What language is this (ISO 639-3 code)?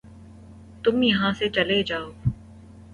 urd